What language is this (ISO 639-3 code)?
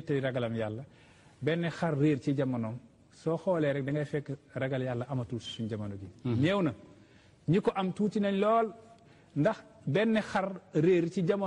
ara